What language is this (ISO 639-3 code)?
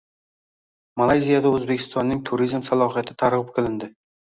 uzb